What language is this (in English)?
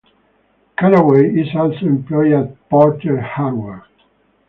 English